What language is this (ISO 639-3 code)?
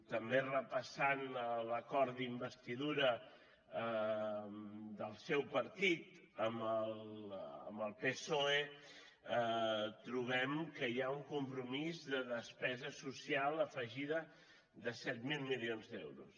cat